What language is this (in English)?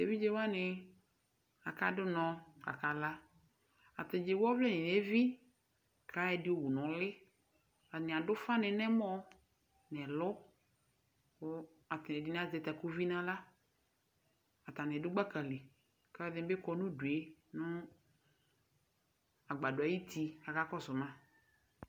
Ikposo